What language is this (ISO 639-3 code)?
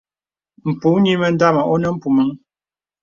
beb